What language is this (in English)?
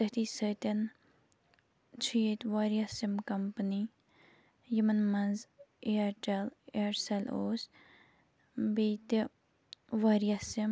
Kashmiri